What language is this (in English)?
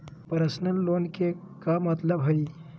Magahi